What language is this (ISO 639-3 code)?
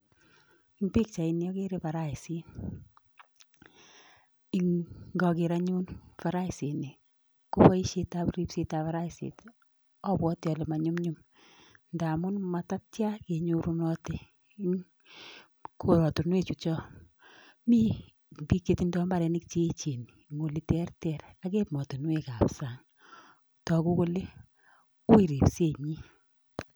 kln